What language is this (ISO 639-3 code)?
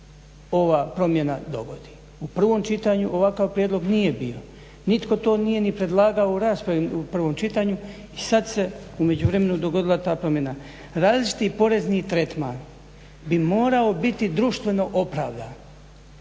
hrv